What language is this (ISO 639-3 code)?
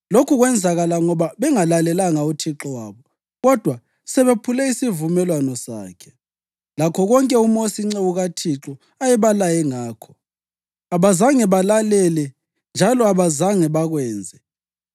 nde